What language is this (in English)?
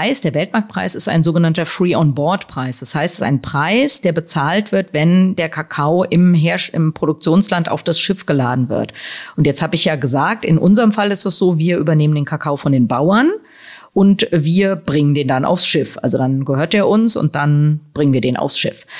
German